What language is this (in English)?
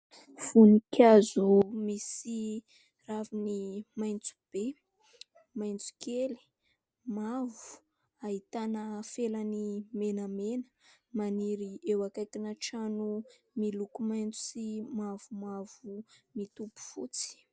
Malagasy